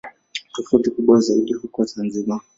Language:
Swahili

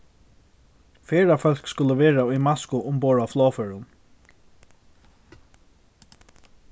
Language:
Faroese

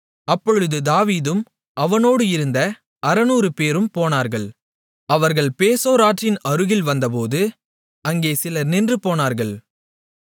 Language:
Tamil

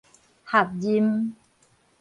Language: Min Nan Chinese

